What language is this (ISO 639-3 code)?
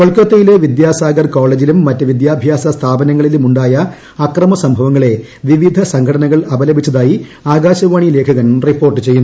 mal